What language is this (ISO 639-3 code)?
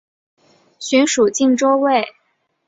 zho